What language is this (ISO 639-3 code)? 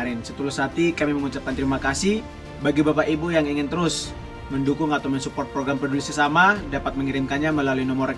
ind